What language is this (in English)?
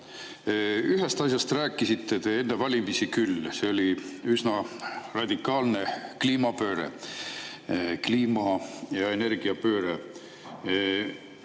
Estonian